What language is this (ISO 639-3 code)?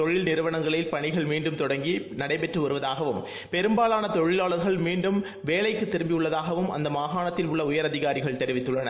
tam